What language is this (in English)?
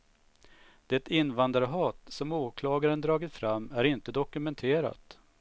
Swedish